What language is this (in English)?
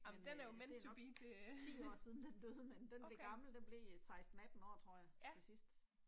Danish